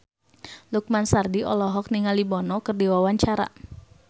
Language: Sundanese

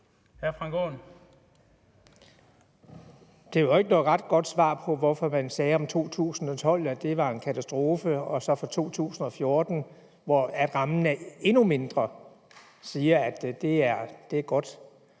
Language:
Danish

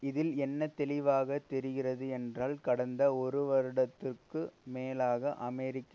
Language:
Tamil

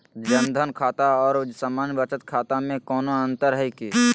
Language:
Magahi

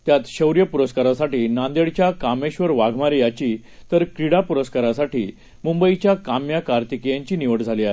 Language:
Marathi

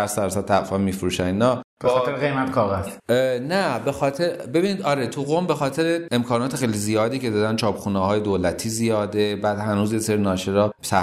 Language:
Persian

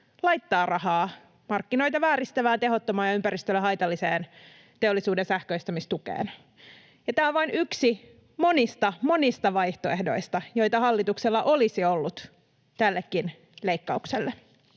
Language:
Finnish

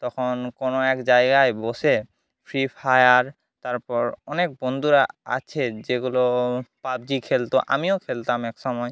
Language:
Bangla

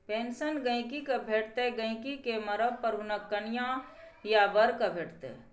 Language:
Maithili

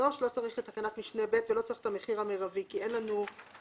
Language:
Hebrew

